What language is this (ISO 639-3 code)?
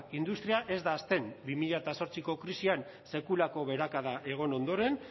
eus